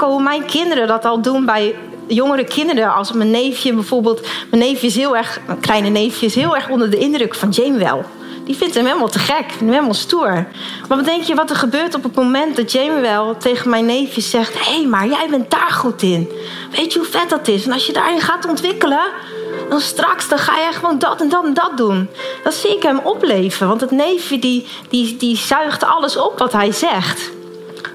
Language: Dutch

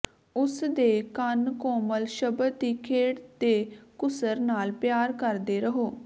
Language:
Punjabi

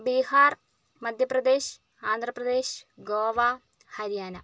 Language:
Malayalam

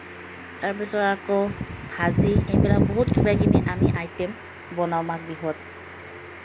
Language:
Assamese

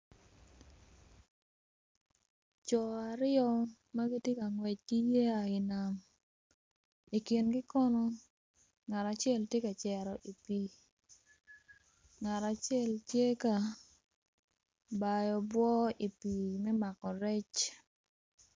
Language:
Acoli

